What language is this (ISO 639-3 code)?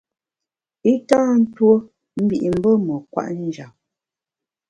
bax